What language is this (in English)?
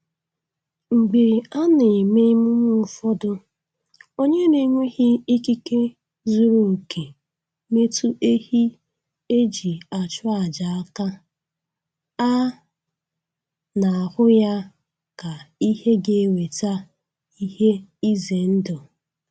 Igbo